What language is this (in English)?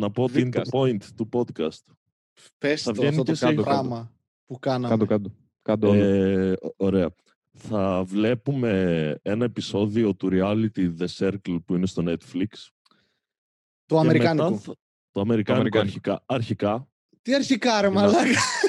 Greek